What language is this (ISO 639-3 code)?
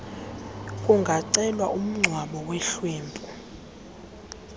xho